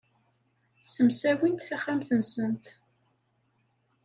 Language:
Kabyle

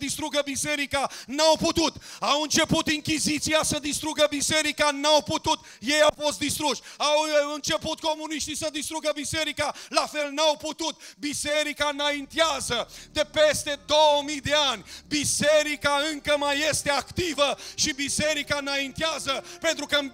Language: Romanian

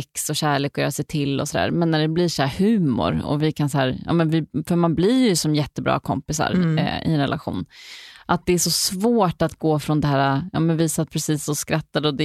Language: Swedish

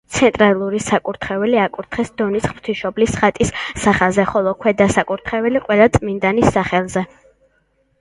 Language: Georgian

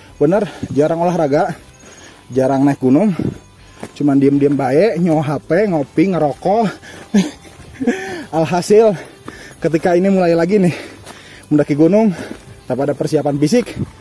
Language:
Indonesian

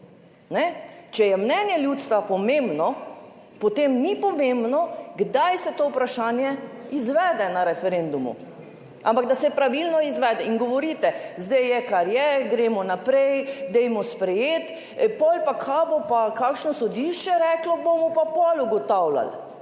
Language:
Slovenian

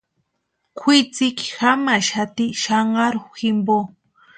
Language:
Western Highland Purepecha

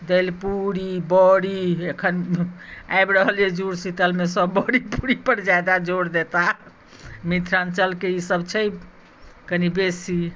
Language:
Maithili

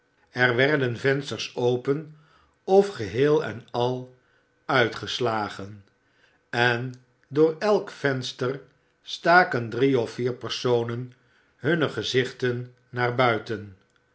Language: Dutch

